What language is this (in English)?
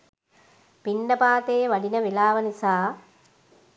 Sinhala